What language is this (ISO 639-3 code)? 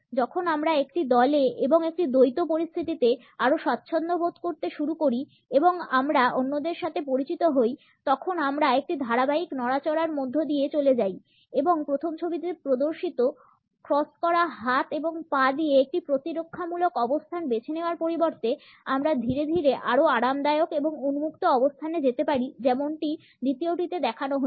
ben